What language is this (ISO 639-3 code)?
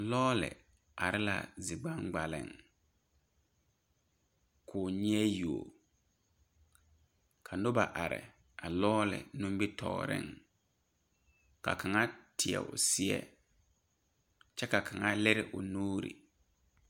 dga